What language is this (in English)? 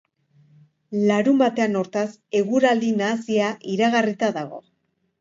Basque